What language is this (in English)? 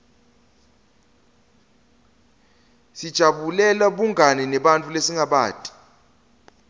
Swati